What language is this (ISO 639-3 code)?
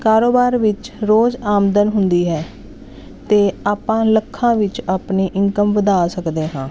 pan